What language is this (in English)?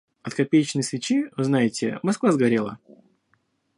Russian